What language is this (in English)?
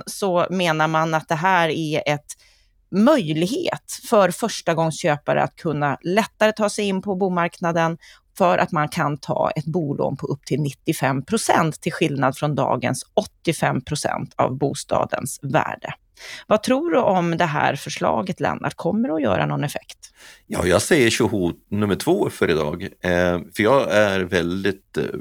Swedish